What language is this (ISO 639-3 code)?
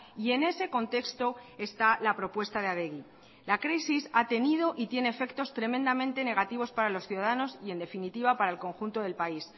spa